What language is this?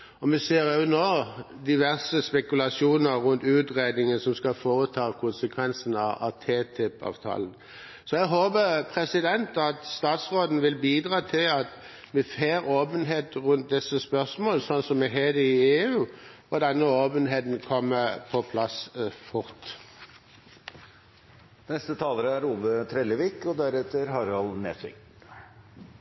Norwegian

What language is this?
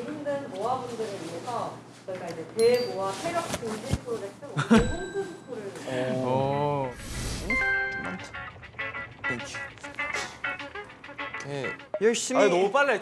Korean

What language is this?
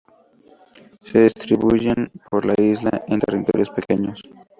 Spanish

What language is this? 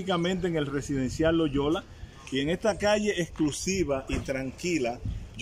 Spanish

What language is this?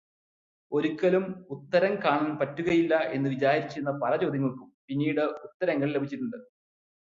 Malayalam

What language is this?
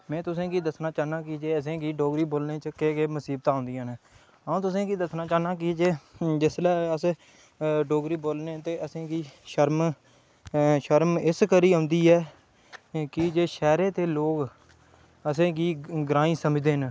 Dogri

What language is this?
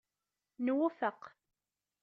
Kabyle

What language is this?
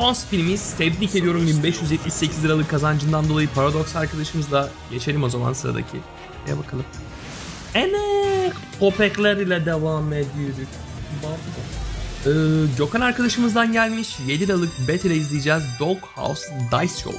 Turkish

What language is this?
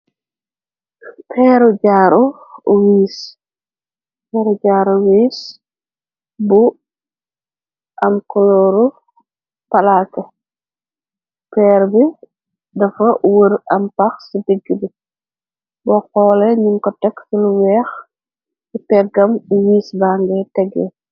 Wolof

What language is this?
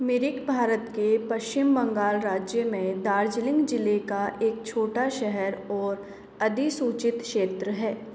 Hindi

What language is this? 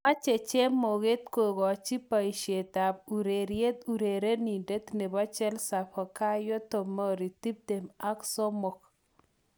Kalenjin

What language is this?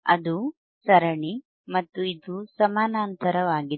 Kannada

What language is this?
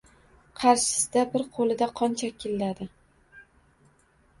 Uzbek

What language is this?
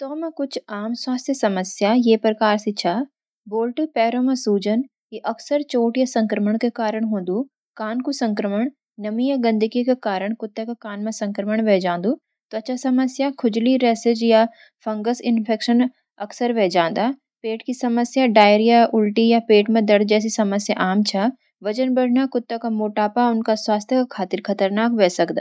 Garhwali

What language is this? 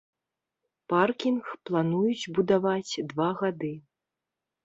Belarusian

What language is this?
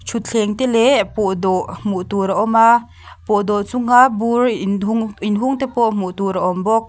Mizo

